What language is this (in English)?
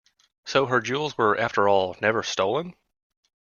English